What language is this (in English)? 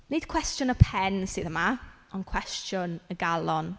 Welsh